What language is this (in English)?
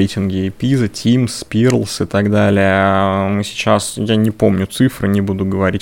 Russian